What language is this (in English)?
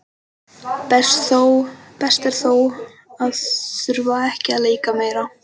Icelandic